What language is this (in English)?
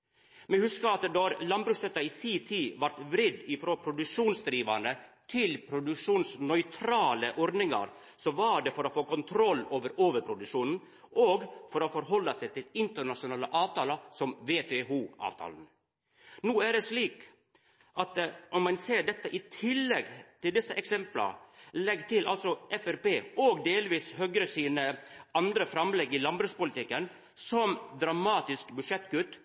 Norwegian Nynorsk